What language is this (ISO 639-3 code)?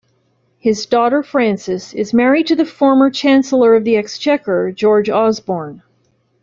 eng